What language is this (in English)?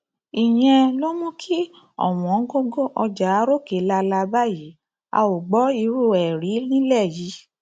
Yoruba